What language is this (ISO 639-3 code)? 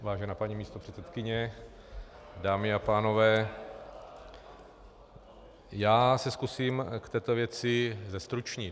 ces